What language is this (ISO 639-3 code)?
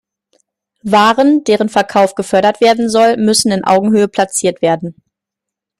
deu